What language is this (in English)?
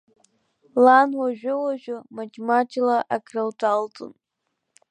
Abkhazian